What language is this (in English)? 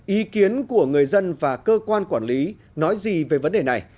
Vietnamese